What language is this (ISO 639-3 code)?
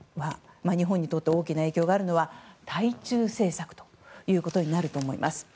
jpn